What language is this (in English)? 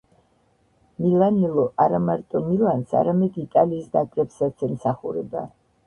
Georgian